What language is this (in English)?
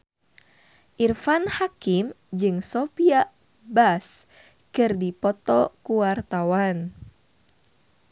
Sundanese